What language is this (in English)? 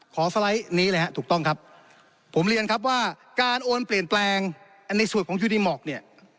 Thai